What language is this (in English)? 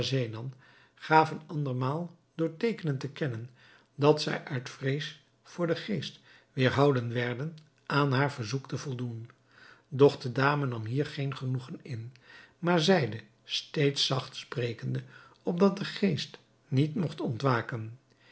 Dutch